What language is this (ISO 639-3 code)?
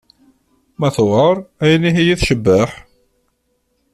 kab